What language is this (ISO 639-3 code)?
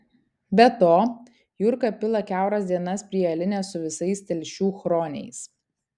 lit